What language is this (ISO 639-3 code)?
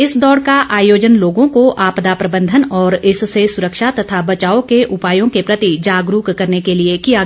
hin